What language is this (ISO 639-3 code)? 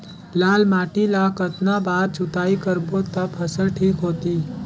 hne